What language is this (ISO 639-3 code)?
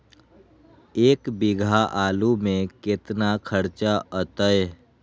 mag